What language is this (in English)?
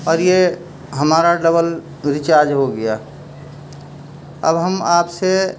Urdu